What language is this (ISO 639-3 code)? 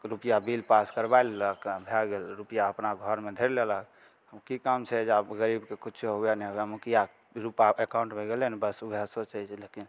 mai